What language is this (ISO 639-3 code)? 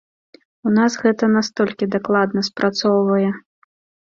bel